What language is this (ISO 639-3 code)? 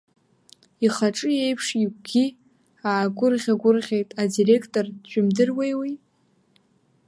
abk